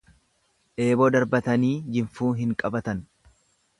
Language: Oromo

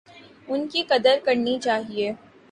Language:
Urdu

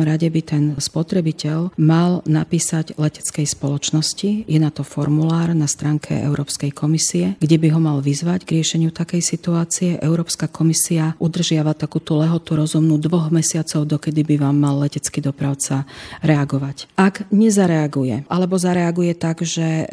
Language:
Slovak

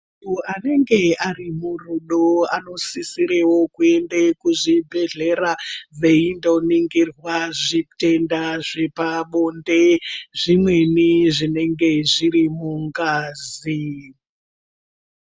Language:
Ndau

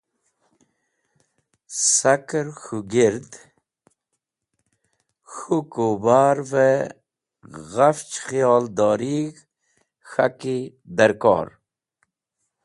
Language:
Wakhi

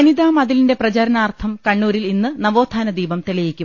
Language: Malayalam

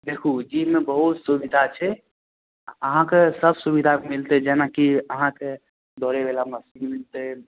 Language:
Maithili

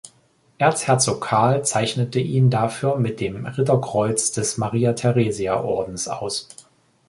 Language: German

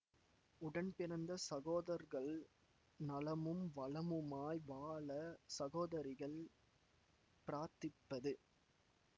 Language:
Tamil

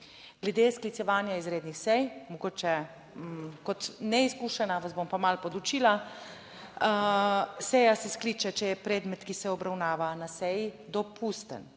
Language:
Slovenian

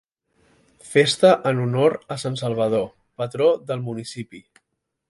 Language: Catalan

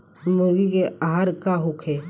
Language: Bhojpuri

